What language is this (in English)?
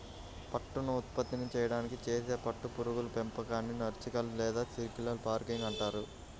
Telugu